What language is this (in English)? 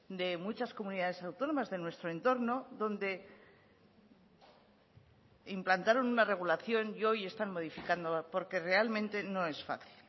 Spanish